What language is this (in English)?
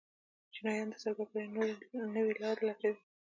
Pashto